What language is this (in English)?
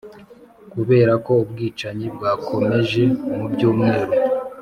Kinyarwanda